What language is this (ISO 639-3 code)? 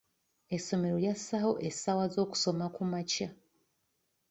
lug